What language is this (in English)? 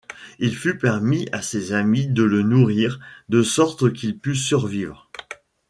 French